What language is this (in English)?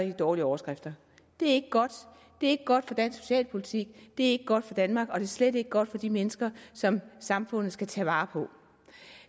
Danish